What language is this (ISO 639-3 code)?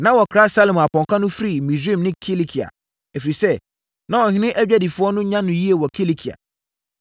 aka